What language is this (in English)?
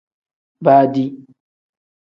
Tem